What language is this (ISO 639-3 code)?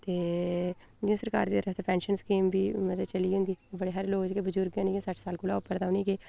doi